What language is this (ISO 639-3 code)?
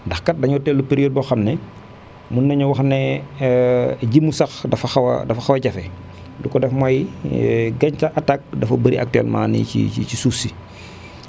wol